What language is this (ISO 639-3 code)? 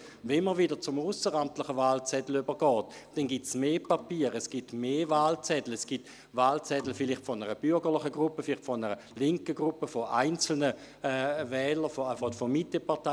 gsw